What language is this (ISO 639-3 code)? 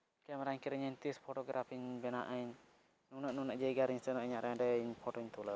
sat